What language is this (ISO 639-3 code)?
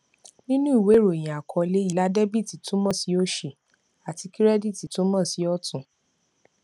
yor